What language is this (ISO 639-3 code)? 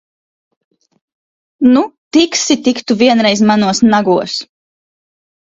lav